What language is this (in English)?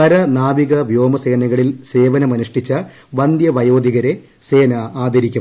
Malayalam